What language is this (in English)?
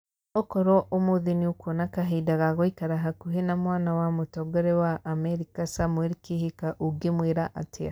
Kikuyu